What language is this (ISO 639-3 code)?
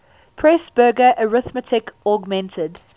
eng